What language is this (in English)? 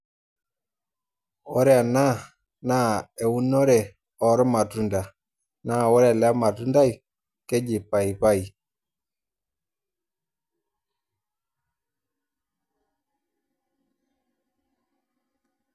Masai